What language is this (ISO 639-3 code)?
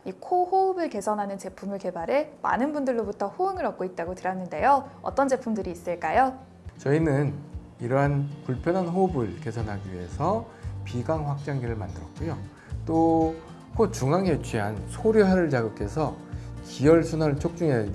kor